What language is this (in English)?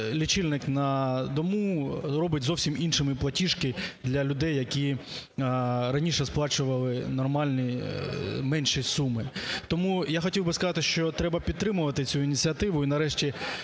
Ukrainian